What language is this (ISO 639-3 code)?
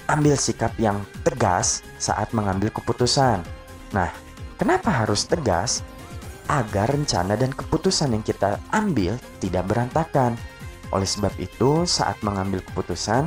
ind